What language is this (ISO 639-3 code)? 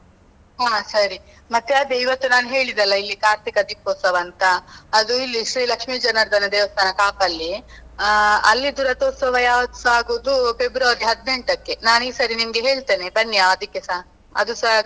kan